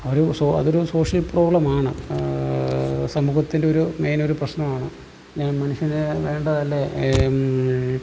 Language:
Malayalam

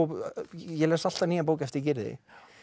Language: Icelandic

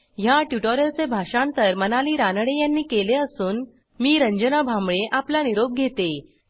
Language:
Marathi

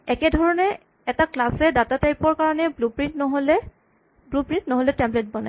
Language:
Assamese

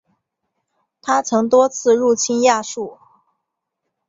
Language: Chinese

